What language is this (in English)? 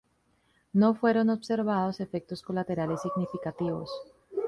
Spanish